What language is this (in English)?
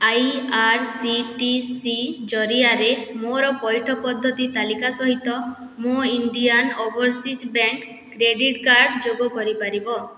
Odia